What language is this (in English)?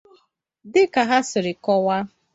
Igbo